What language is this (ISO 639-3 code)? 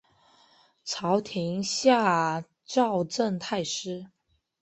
zho